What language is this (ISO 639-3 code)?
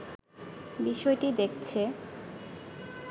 ben